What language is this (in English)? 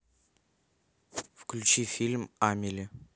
Russian